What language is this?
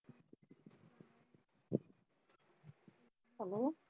Punjabi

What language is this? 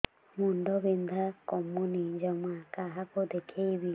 Odia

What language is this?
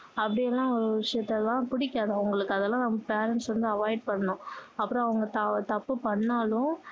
Tamil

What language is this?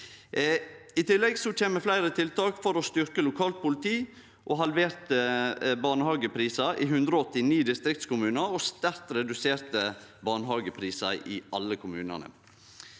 Norwegian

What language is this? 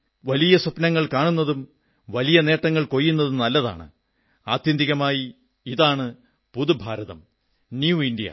Malayalam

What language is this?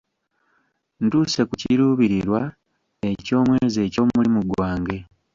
Ganda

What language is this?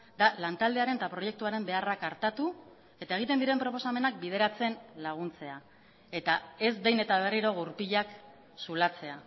Basque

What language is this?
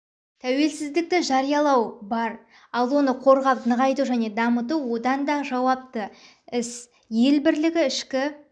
Kazakh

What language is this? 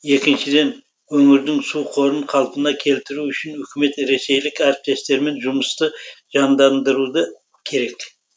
Kazakh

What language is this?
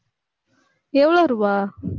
Tamil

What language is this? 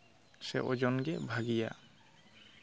Santali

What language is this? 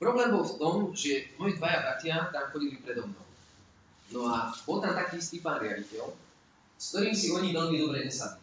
Slovak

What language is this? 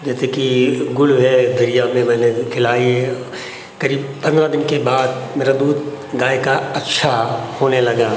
Hindi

